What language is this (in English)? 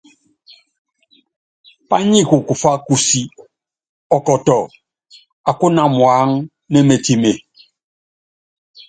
Yangben